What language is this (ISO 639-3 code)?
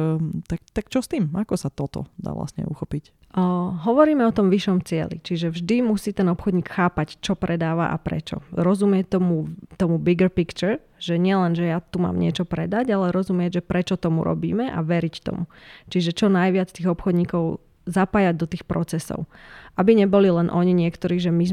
slk